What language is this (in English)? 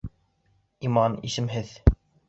Bashkir